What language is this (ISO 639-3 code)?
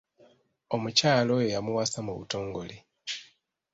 lug